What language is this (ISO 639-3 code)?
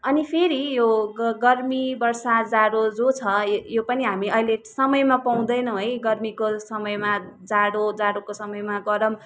nep